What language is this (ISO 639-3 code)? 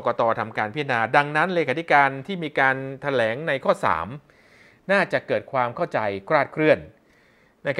tha